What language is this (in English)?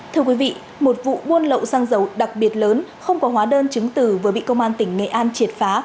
Vietnamese